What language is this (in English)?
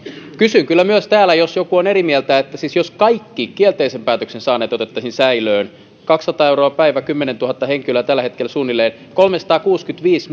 Finnish